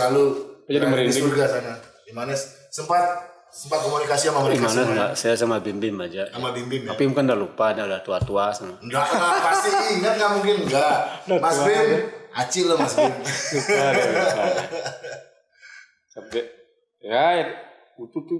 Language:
Indonesian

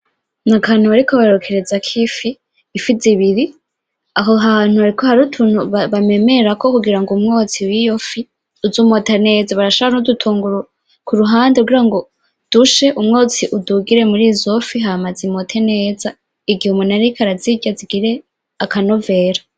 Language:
Rundi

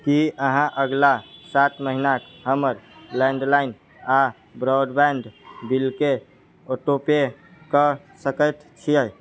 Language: Maithili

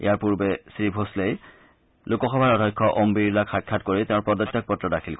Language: Assamese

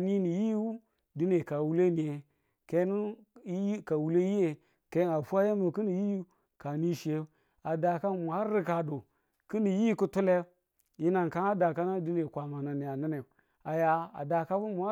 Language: Tula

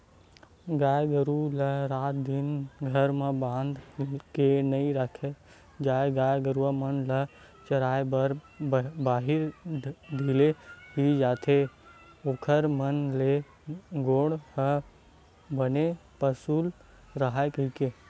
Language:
Chhattisgarhi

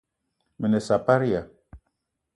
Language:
Eton (Cameroon)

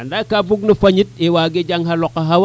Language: Serer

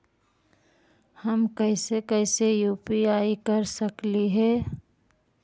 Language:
Magahi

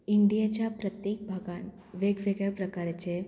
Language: Konkani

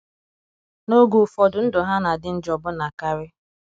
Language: Igbo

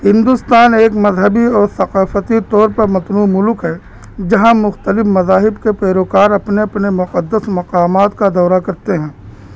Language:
Urdu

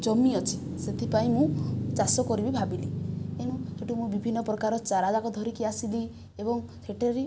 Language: Odia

